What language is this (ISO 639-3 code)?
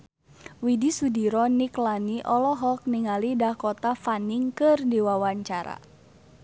sun